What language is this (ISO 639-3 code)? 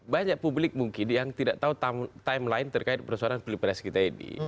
ind